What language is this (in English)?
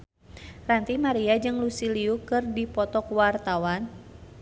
Sundanese